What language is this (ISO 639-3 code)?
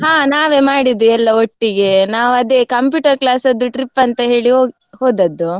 kan